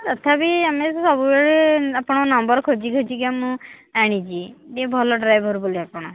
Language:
Odia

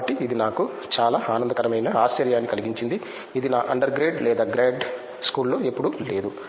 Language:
Telugu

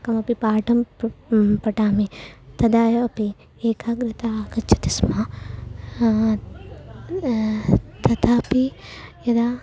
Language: Sanskrit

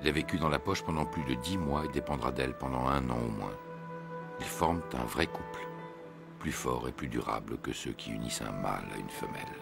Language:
French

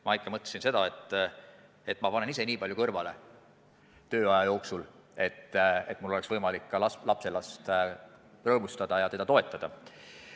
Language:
Estonian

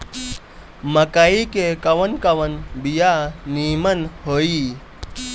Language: Bhojpuri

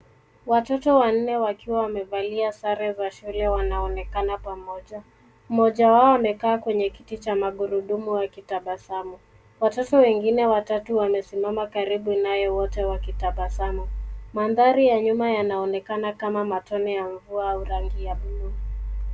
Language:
Swahili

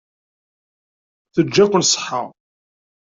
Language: Kabyle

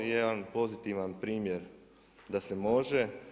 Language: Croatian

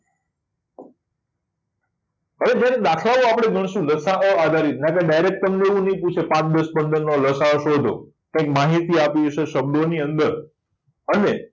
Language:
Gujarati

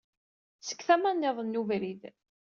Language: Kabyle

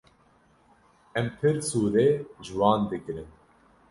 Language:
Kurdish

